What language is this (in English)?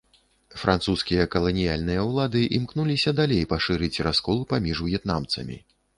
Belarusian